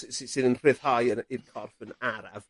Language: Welsh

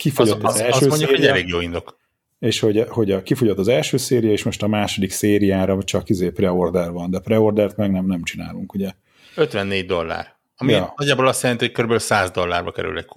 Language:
Hungarian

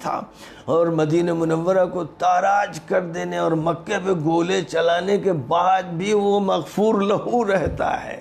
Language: Arabic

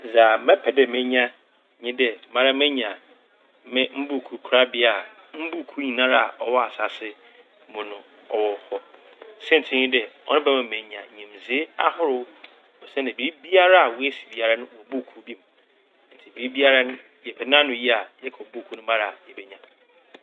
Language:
Akan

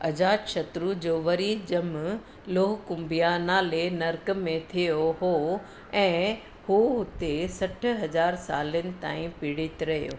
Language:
Sindhi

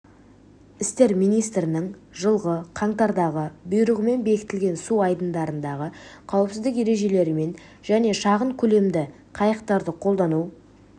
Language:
Kazakh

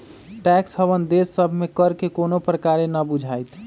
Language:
Magahi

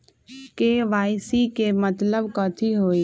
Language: Magahi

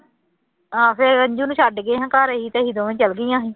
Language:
Punjabi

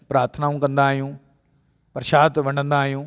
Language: Sindhi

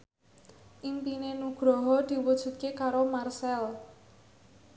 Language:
Javanese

